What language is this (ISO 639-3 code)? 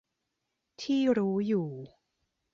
tha